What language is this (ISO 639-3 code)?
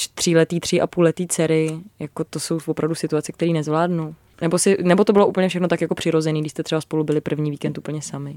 ces